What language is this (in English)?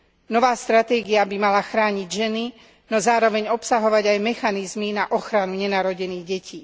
Slovak